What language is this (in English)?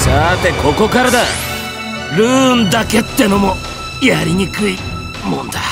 Japanese